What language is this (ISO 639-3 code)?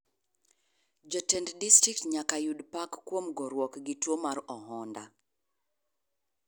luo